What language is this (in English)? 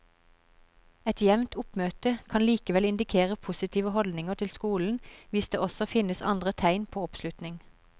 Norwegian